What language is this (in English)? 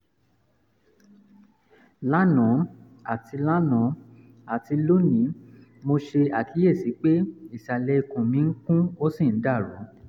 Yoruba